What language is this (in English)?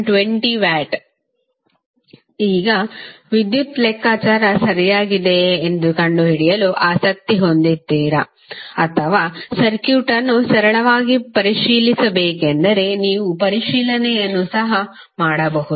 Kannada